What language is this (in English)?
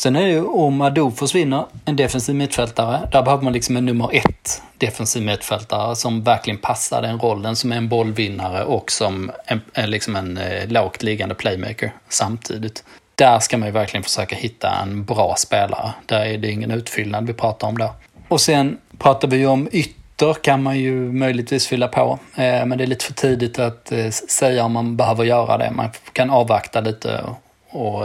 Swedish